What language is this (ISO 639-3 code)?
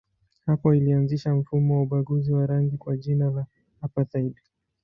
swa